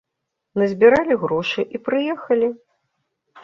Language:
Belarusian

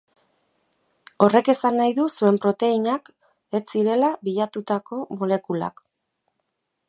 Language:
Basque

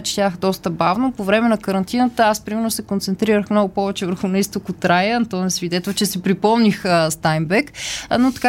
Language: Bulgarian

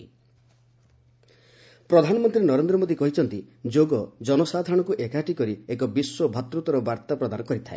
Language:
Odia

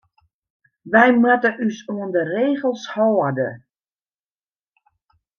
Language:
Western Frisian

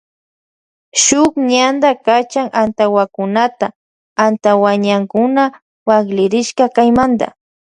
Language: Loja Highland Quichua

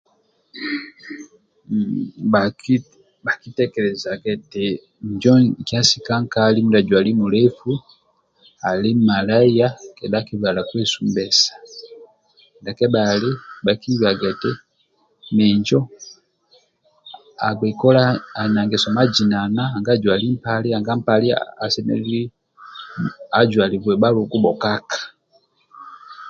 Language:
Amba (Uganda)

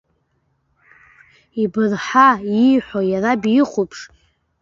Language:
Abkhazian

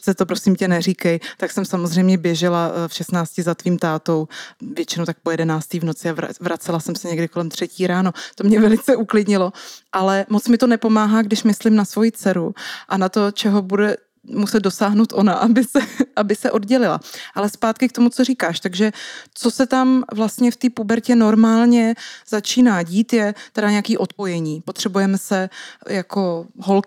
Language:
Czech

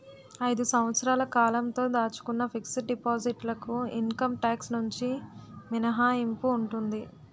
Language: Telugu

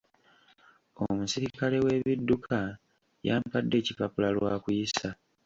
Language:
Ganda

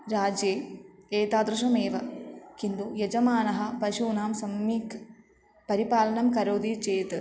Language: Sanskrit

